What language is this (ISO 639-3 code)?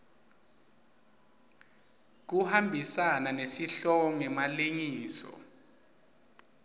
ssw